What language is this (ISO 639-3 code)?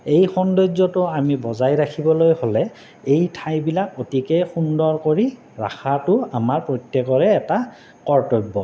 asm